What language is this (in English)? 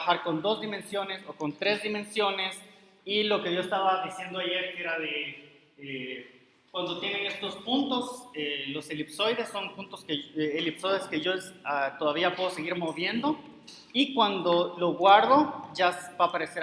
Spanish